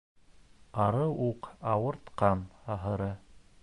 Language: Bashkir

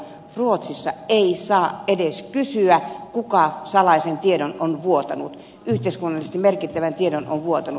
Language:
Finnish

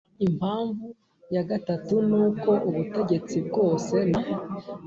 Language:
Kinyarwanda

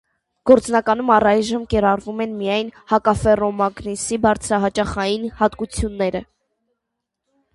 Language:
Armenian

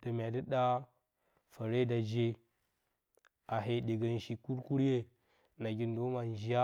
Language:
Bacama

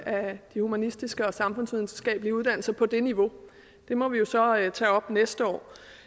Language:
Danish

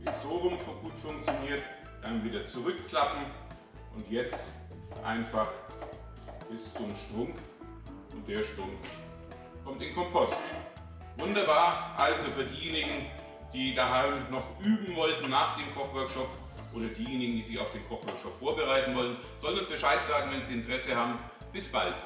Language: German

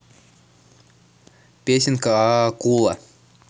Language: Russian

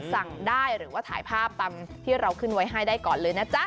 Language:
Thai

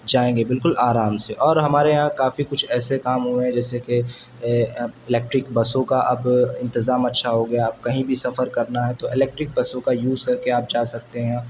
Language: Urdu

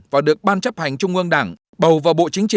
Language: Vietnamese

